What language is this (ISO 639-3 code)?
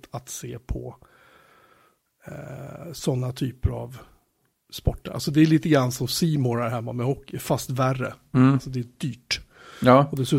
swe